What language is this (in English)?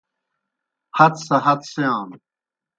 Kohistani Shina